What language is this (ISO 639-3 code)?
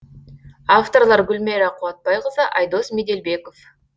kaz